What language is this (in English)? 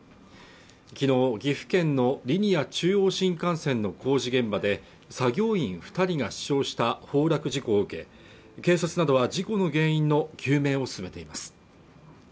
Japanese